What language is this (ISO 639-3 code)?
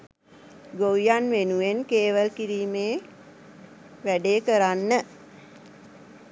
sin